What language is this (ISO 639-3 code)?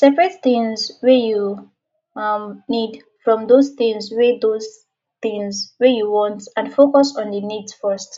pcm